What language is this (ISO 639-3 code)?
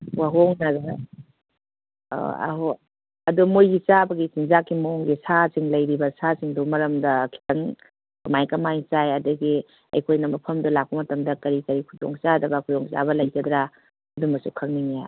mni